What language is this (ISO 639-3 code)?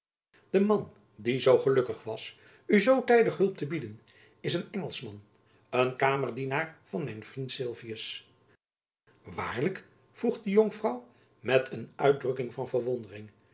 nld